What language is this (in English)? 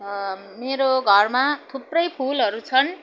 Nepali